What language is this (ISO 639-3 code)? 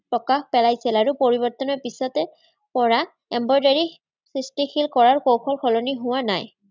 asm